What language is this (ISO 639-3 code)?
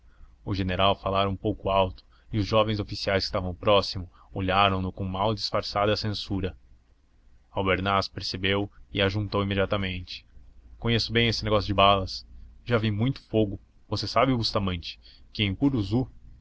por